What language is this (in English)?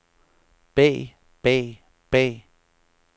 Danish